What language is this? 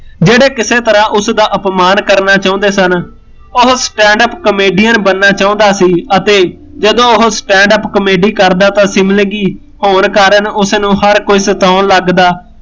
Punjabi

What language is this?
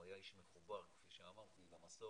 Hebrew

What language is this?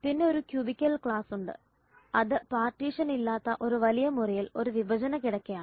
Malayalam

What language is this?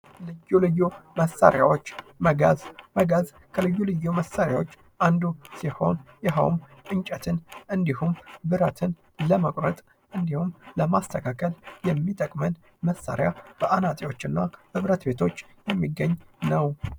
Amharic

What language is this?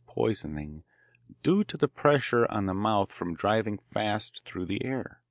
English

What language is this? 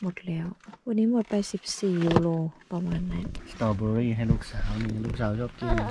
Thai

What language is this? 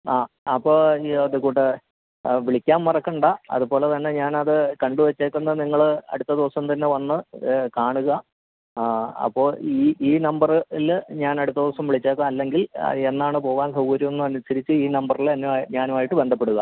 Malayalam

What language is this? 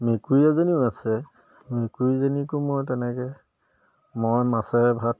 Assamese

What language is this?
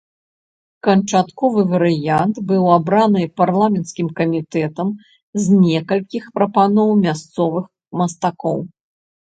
Belarusian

